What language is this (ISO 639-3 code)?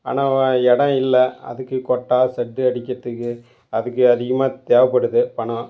tam